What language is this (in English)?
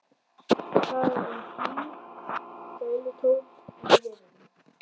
Icelandic